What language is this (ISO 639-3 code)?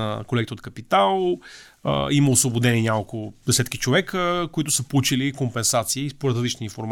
bul